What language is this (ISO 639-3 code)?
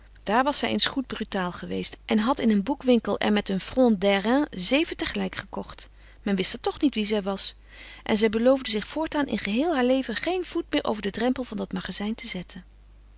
nld